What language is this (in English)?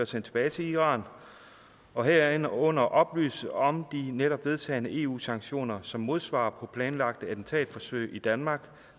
Danish